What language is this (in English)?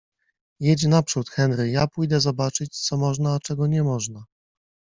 Polish